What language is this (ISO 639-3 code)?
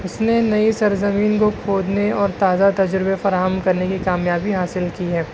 urd